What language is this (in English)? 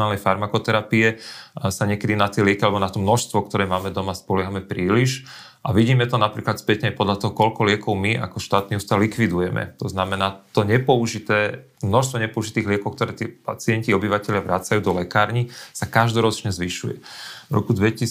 Slovak